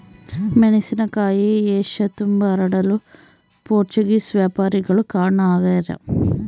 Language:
Kannada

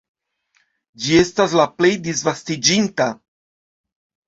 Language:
Esperanto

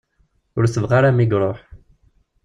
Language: Kabyle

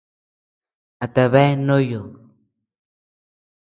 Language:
Tepeuxila Cuicatec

